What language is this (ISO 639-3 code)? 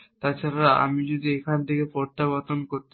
ben